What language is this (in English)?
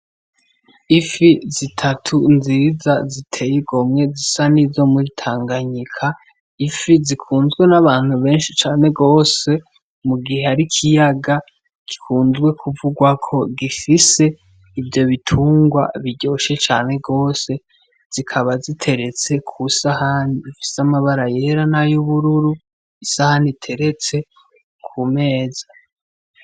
Rundi